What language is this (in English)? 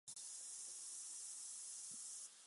Chinese